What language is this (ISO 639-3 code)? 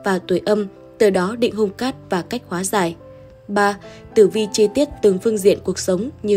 vie